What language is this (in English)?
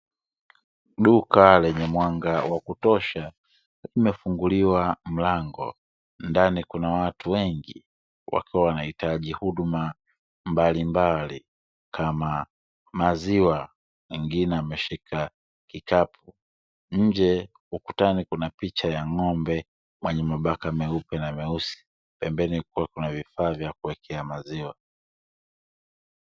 Swahili